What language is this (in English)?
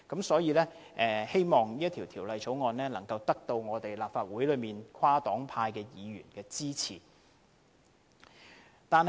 Cantonese